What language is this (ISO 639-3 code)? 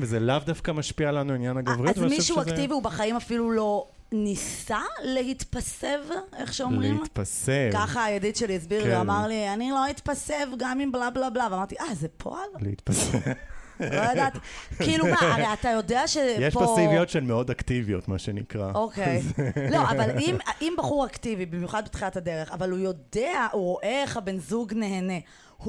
heb